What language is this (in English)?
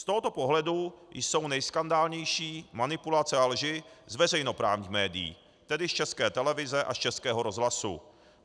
Czech